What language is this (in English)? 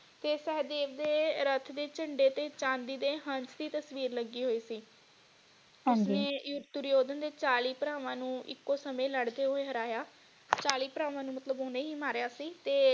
Punjabi